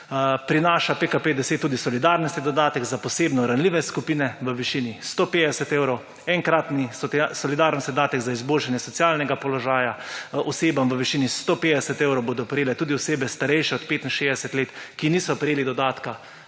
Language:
Slovenian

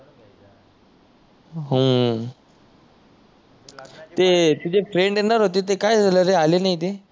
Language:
Marathi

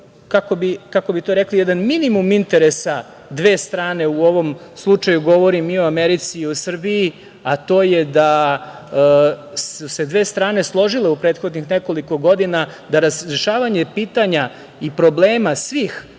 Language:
Serbian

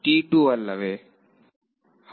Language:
Kannada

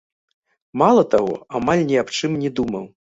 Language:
Belarusian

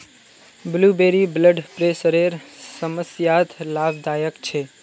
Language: Magahi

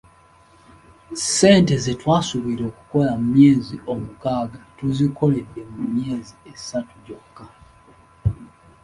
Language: Ganda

